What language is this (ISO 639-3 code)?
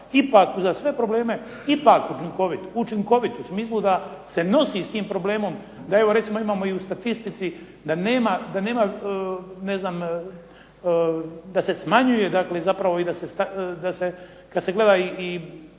hrv